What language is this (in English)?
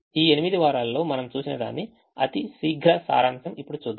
Telugu